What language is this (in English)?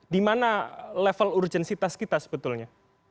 Indonesian